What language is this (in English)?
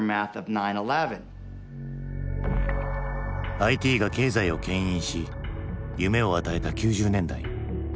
Japanese